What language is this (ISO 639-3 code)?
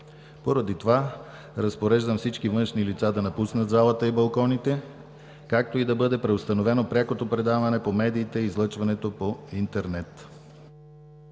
bul